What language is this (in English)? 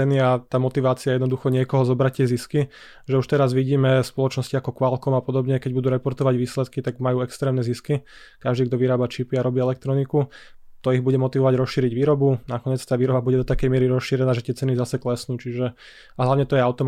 Slovak